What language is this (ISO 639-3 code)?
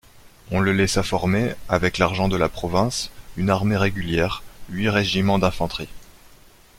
fra